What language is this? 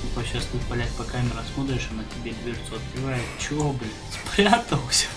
Russian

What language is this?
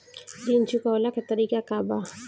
Bhojpuri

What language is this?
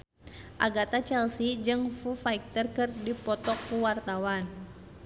Sundanese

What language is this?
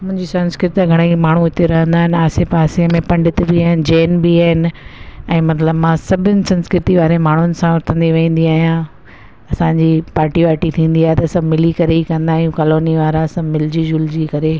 Sindhi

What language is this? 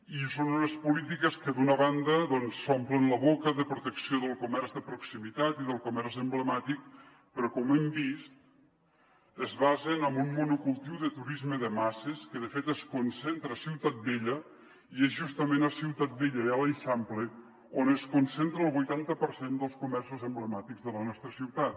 Catalan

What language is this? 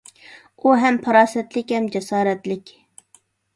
Uyghur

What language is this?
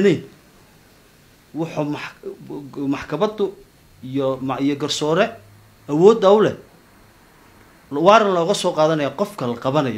Arabic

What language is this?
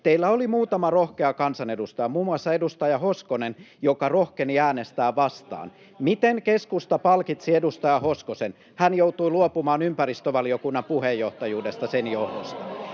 Finnish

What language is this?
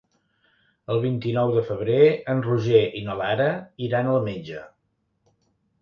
Catalan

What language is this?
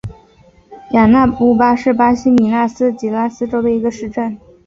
Chinese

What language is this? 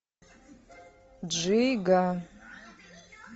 Russian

